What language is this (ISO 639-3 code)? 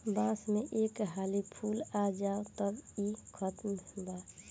bho